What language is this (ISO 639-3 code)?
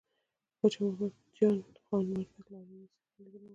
pus